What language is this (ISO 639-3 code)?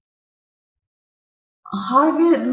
kan